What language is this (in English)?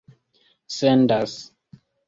Esperanto